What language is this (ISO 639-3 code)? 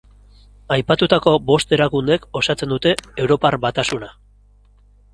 eus